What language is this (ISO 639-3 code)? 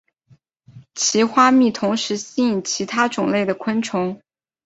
zho